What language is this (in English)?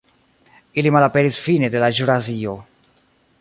Esperanto